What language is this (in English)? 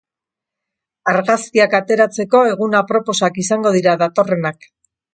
Basque